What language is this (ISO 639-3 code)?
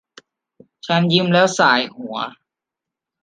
tha